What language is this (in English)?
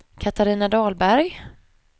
Swedish